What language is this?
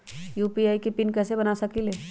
Magahi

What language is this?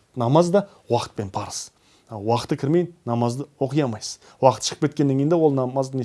Turkish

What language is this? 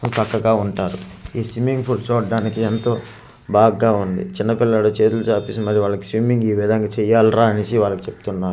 Telugu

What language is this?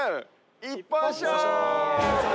Japanese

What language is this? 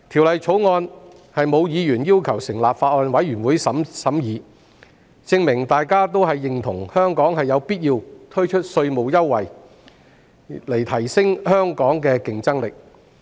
Cantonese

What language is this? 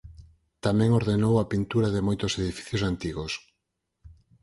Galician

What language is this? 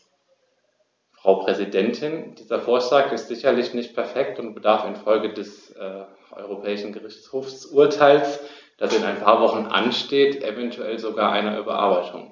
German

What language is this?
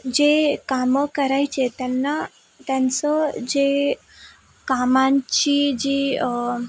Marathi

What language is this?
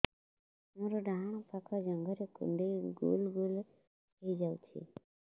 Odia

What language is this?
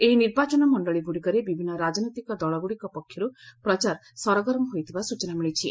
Odia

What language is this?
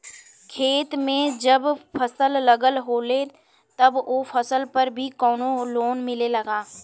Bhojpuri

